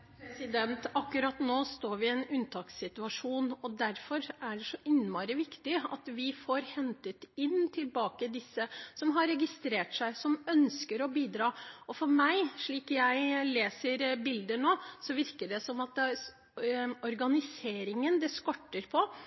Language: Norwegian Bokmål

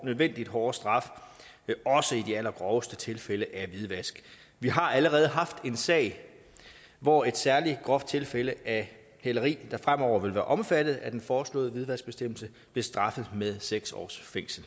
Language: Danish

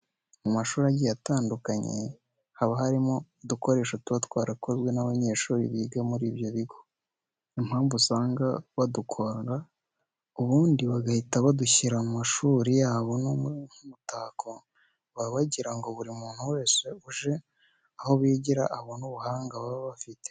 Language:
Kinyarwanda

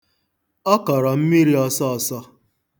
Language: Igbo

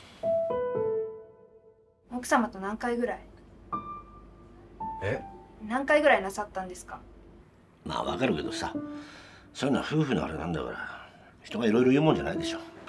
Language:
Japanese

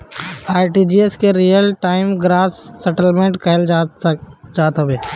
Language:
Bhojpuri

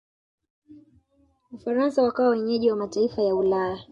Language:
Swahili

